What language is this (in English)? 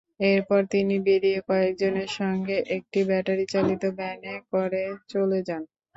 Bangla